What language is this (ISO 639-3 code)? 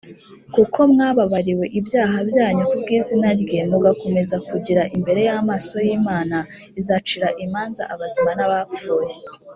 kin